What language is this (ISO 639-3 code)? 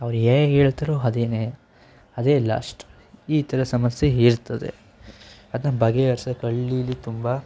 kan